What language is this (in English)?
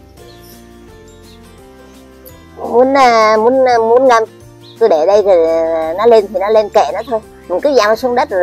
Vietnamese